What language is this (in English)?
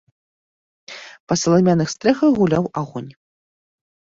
Belarusian